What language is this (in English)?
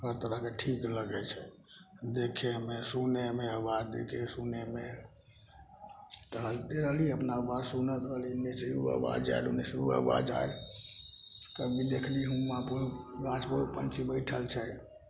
Maithili